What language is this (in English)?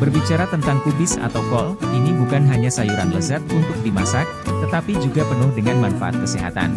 Indonesian